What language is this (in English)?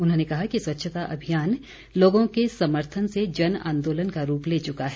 Hindi